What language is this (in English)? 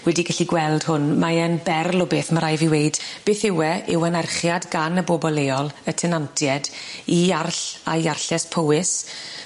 Welsh